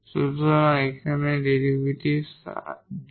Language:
Bangla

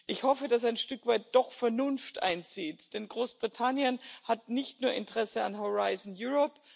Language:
German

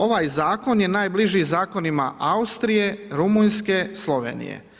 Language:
Croatian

